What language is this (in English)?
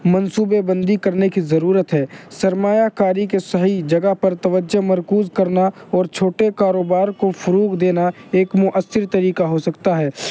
Urdu